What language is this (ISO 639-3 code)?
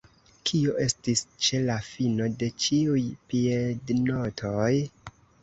epo